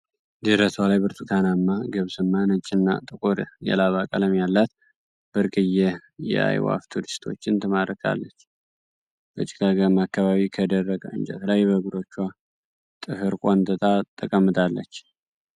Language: Amharic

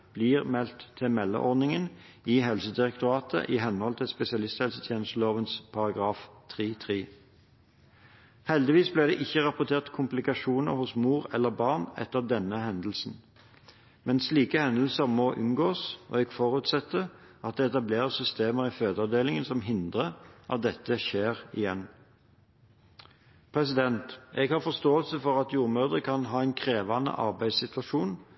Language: Norwegian Bokmål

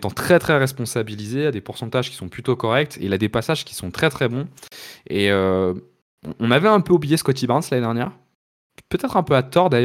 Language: French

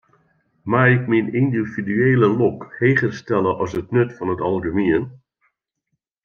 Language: Western Frisian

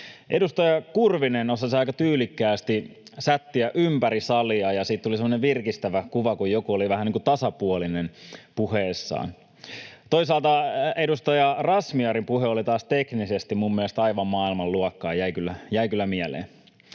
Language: Finnish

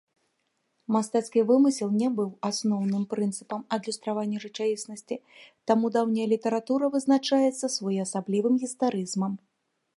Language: Belarusian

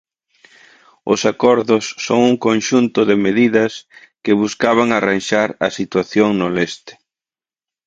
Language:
Galician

